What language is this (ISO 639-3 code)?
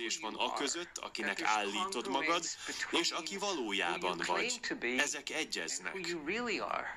hun